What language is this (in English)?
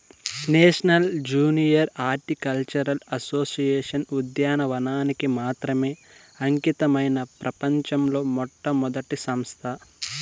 Telugu